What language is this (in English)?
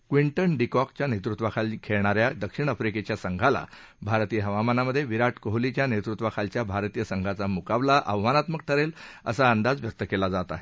Marathi